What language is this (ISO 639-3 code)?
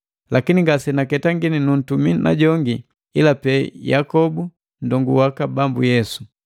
mgv